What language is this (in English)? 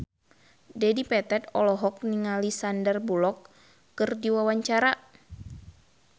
Sundanese